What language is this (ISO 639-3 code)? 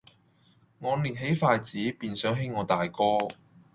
yue